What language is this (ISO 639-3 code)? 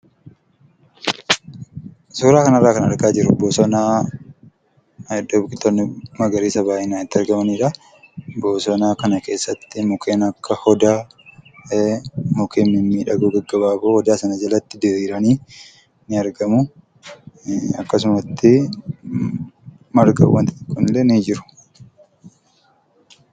orm